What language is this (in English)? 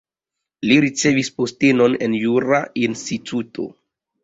Esperanto